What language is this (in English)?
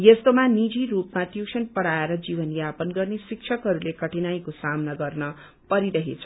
Nepali